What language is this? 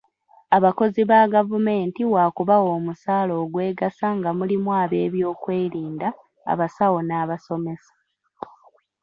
Ganda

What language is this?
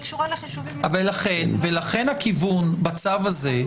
Hebrew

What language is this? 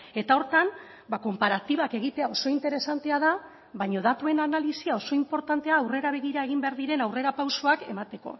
Basque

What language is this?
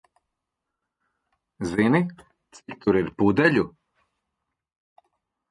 Latvian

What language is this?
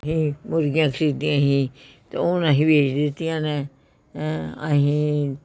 Punjabi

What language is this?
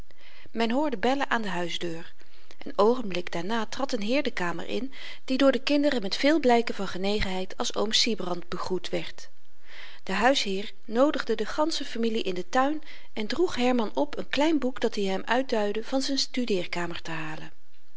Dutch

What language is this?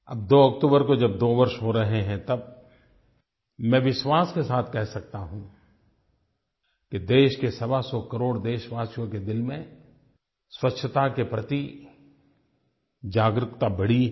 Hindi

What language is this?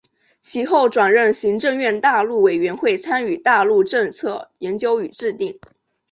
Chinese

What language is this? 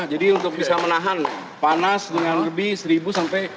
Indonesian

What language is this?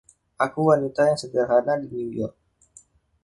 Indonesian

